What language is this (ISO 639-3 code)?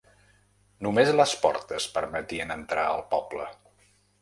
cat